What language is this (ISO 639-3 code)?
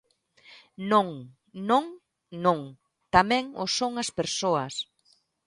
glg